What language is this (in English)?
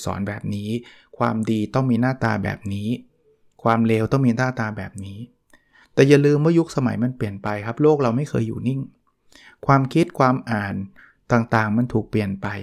Thai